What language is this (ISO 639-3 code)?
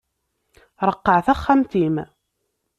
kab